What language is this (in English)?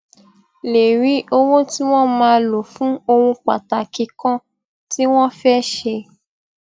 Yoruba